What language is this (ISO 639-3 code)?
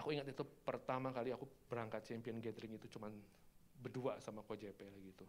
ind